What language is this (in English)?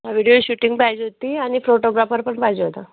Marathi